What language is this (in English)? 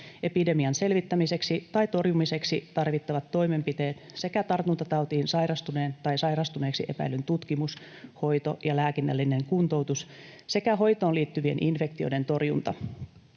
Finnish